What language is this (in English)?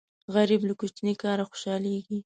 Pashto